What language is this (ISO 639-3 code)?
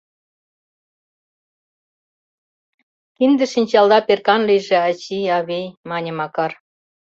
chm